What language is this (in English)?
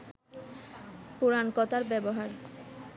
Bangla